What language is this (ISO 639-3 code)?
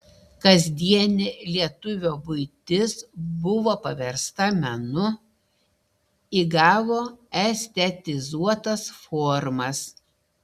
lit